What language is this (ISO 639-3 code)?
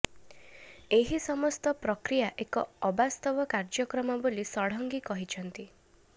ori